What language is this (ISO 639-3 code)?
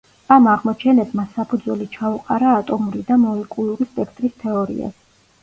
kat